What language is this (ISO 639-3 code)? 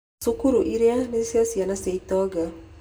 kik